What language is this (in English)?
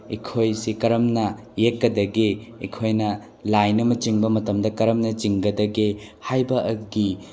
Manipuri